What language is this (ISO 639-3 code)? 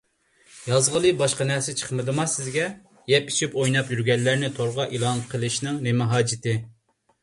uig